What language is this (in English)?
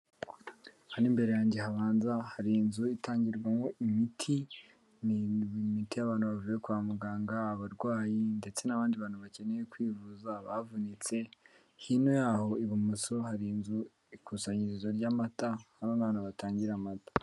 Kinyarwanda